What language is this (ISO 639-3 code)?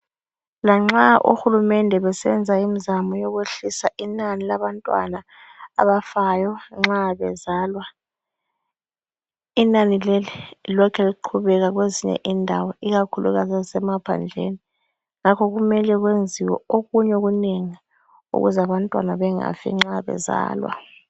nde